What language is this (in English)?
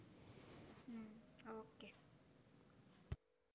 Gujarati